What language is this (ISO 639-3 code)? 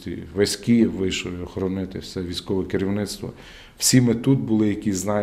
ukr